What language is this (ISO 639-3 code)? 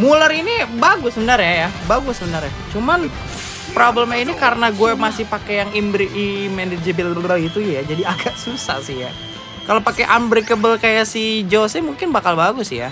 ind